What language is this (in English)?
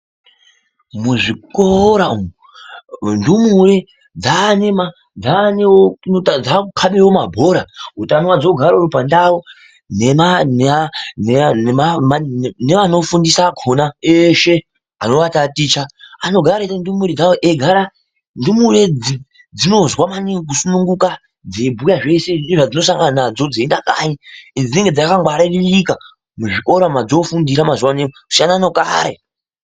Ndau